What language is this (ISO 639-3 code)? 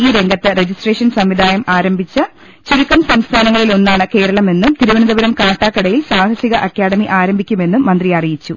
mal